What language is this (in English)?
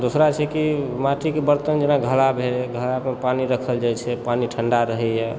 Maithili